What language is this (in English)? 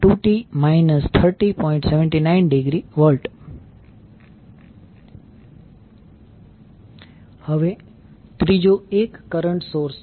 Gujarati